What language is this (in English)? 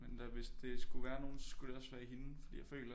Danish